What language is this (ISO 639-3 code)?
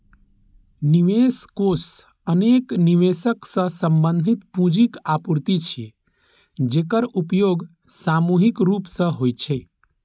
mai